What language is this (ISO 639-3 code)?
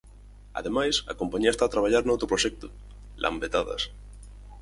glg